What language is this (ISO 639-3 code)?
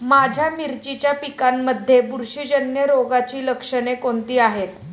mar